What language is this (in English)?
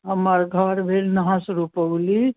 Maithili